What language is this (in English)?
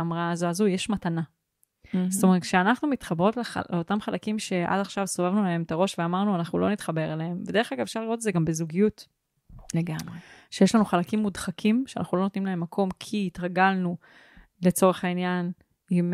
Hebrew